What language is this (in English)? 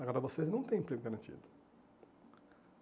Portuguese